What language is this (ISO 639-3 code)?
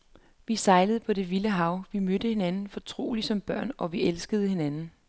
dan